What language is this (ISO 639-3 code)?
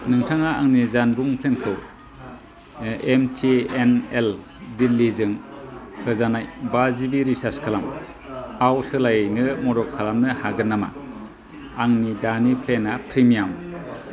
brx